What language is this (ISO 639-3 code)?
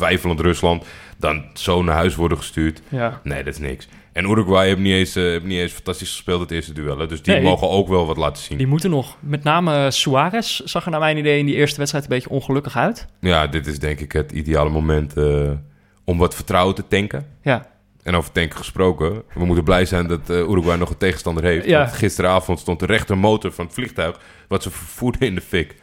nld